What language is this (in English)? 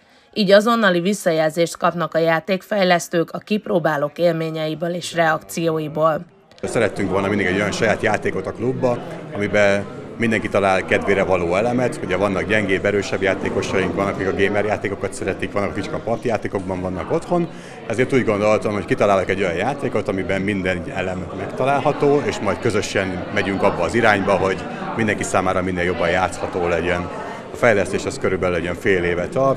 Hungarian